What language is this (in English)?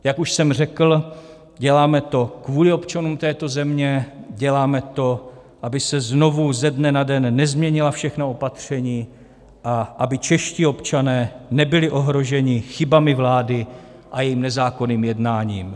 Czech